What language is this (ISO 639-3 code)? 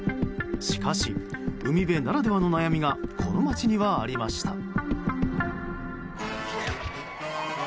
jpn